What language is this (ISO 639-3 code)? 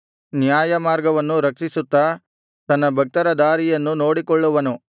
kan